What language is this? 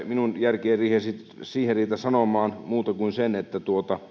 Finnish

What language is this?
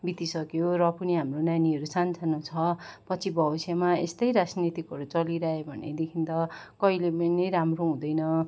Nepali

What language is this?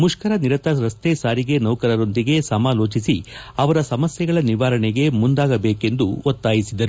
Kannada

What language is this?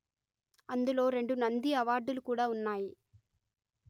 Telugu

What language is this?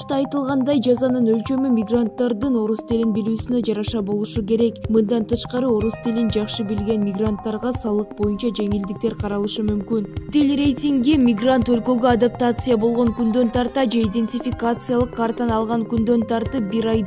Russian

